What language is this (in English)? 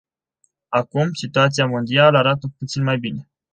Romanian